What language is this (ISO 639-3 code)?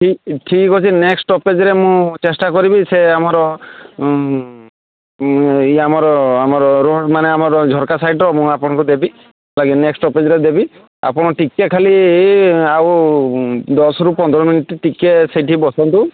ori